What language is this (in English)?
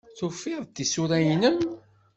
Kabyle